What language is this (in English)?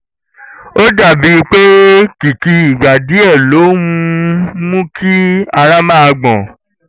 Yoruba